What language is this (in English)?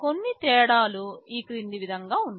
Telugu